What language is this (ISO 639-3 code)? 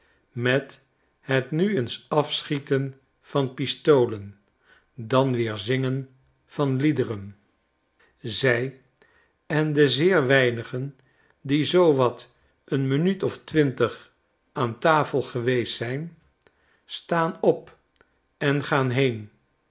nld